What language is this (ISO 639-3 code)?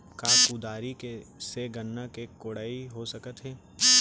hne